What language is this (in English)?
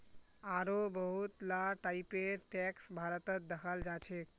Magahi